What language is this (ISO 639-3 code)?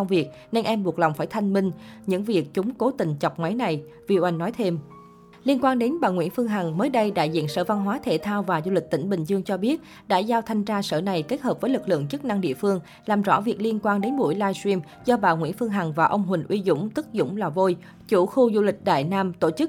vie